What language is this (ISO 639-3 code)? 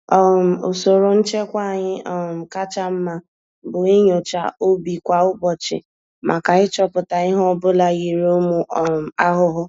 ibo